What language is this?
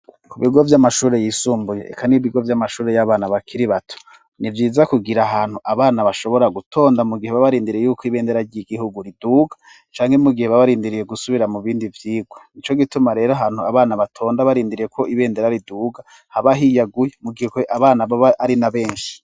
Rundi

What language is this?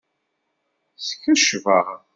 Kabyle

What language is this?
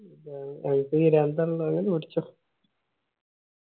Malayalam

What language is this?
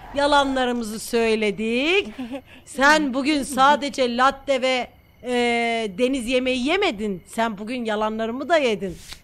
Turkish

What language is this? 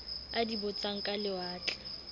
Southern Sotho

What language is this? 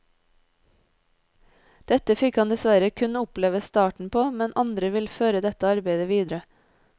Norwegian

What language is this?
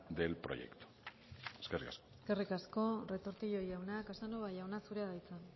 Basque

